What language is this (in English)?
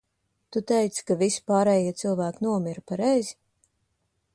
Latvian